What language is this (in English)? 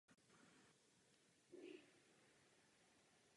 Czech